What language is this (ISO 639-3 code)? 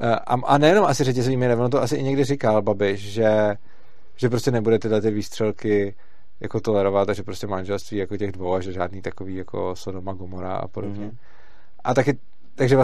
ces